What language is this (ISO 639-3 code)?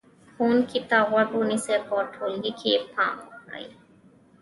pus